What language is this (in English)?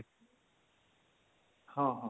Odia